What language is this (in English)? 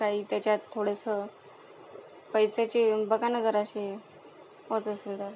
Marathi